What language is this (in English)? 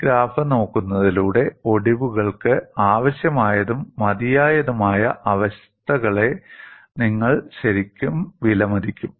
Malayalam